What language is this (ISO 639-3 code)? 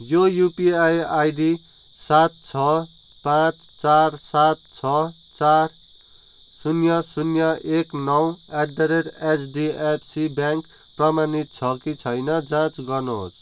nep